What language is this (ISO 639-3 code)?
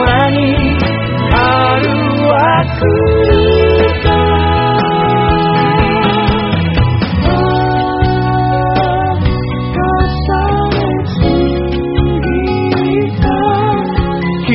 spa